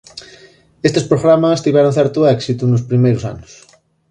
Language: Galician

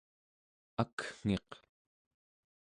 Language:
Central Yupik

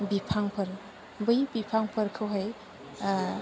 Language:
Bodo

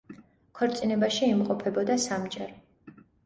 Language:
Georgian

